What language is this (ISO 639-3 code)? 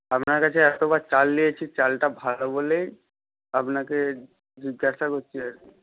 ben